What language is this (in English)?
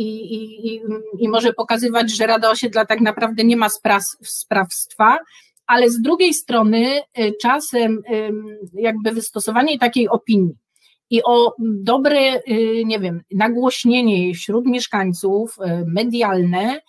Polish